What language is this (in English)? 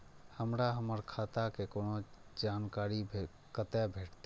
Maithili